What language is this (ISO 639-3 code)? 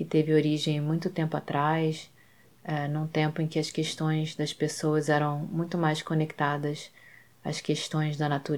por